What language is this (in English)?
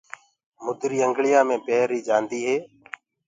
Gurgula